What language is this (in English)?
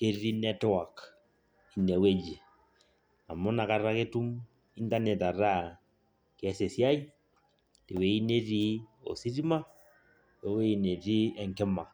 Masai